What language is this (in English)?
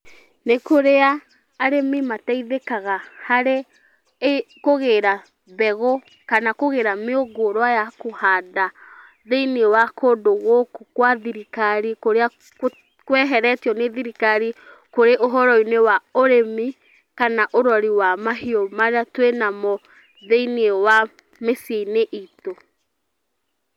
Kikuyu